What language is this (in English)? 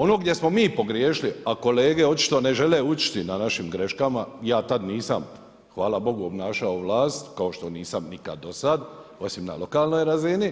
Croatian